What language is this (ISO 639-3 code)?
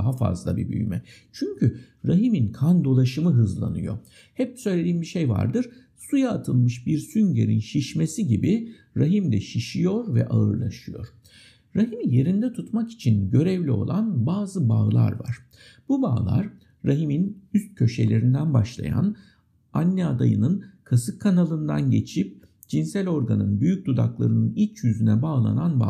tur